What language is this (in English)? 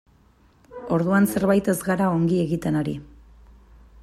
Basque